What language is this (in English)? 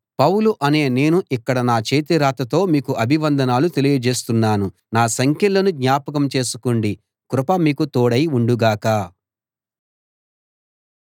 Telugu